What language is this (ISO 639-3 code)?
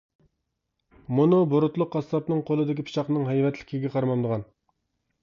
uig